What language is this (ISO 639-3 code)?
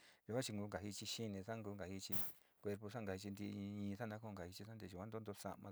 xti